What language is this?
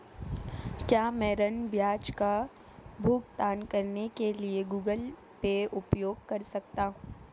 Hindi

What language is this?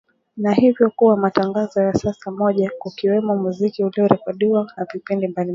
Swahili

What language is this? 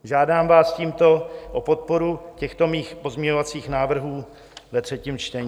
Czech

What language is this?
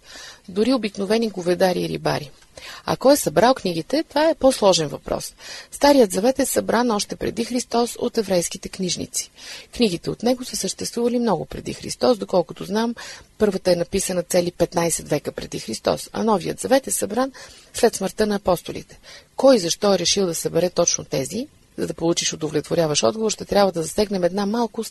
Bulgarian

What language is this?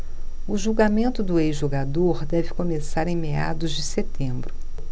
Portuguese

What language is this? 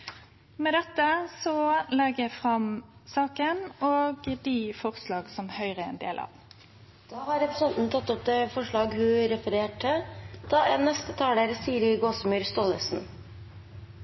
Norwegian Nynorsk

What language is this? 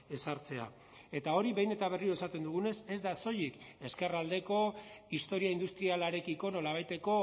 Basque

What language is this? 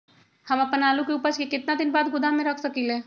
Magahi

